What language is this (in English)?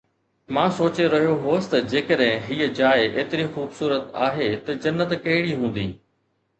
Sindhi